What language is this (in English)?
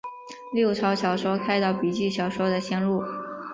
Chinese